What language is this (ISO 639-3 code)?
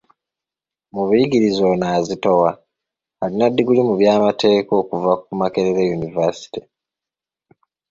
lug